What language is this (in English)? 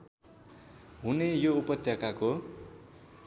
Nepali